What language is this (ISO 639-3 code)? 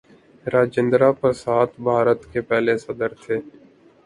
urd